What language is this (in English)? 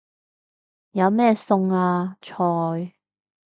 Cantonese